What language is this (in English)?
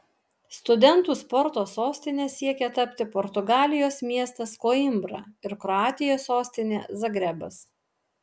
Lithuanian